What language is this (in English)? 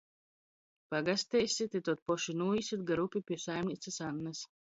Latgalian